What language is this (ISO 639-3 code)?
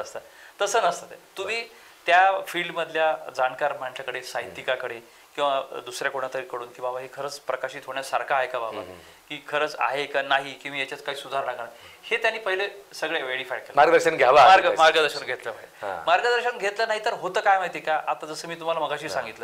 mar